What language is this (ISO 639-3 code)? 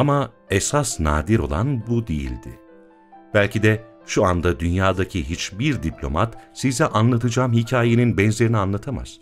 tur